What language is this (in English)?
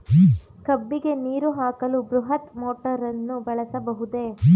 Kannada